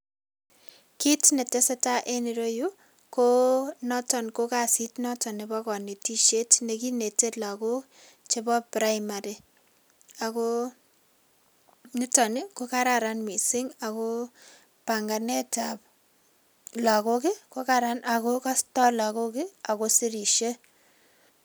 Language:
Kalenjin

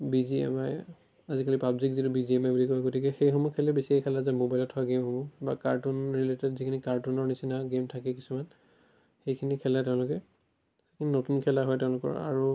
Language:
Assamese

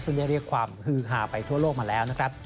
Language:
Thai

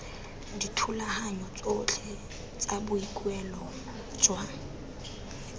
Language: Tswana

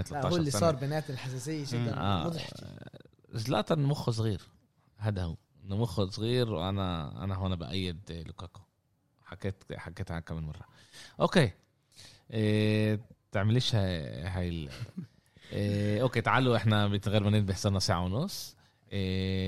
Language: Arabic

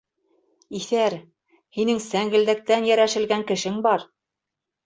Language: Bashkir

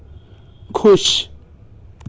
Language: Hindi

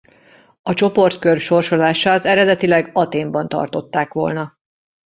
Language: Hungarian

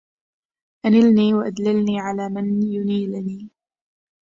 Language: Arabic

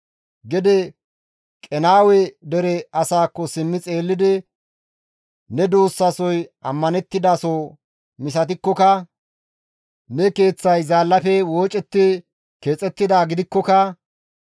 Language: Gamo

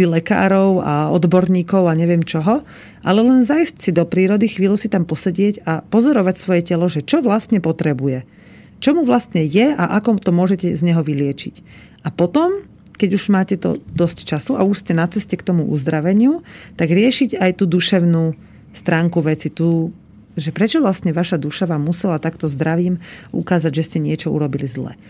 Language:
Slovak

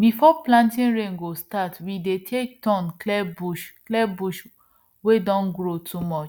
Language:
Nigerian Pidgin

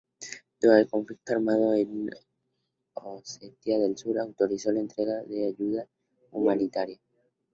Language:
Spanish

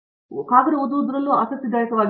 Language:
Kannada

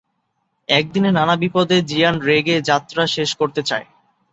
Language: Bangla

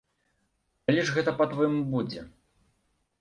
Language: Belarusian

